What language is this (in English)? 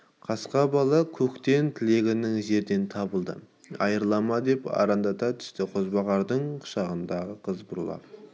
Kazakh